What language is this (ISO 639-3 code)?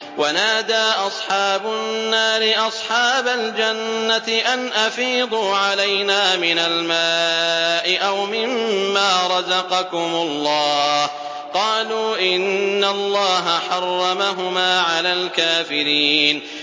ara